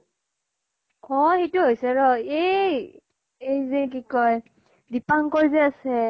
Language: Assamese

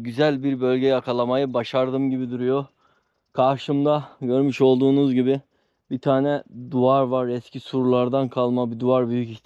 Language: Turkish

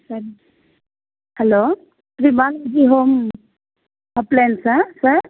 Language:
Telugu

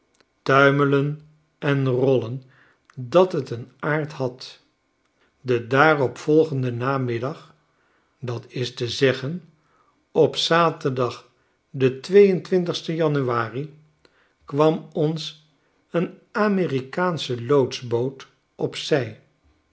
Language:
Dutch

